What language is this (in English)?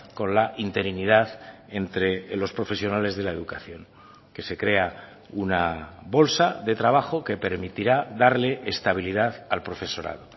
Spanish